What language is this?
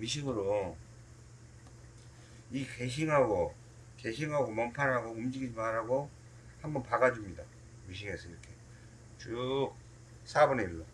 Korean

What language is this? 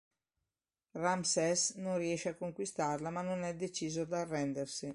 Italian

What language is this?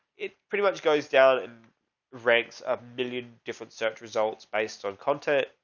English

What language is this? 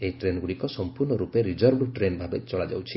Odia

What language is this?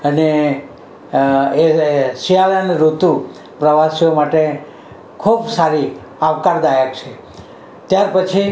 Gujarati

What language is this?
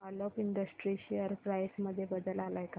Marathi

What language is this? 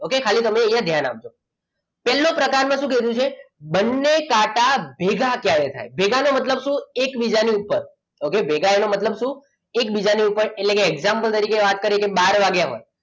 Gujarati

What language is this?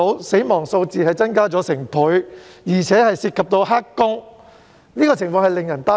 Cantonese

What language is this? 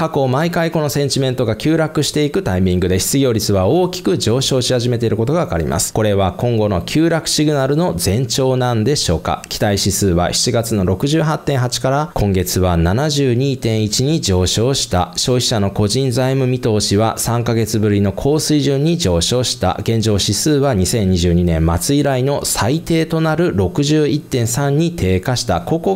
Japanese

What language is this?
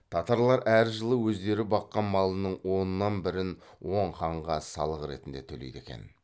Kazakh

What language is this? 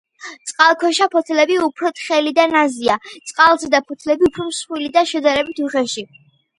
Georgian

